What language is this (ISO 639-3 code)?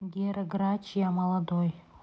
rus